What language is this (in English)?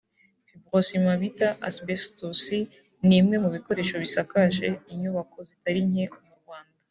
Kinyarwanda